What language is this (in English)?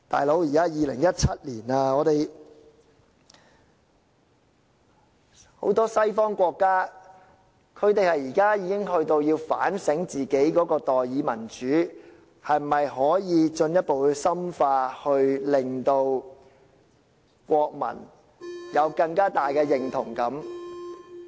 Cantonese